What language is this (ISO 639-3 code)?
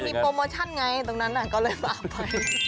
tha